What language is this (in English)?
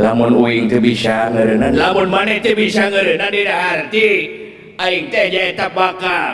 Indonesian